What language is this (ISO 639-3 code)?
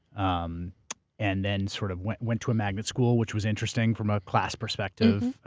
eng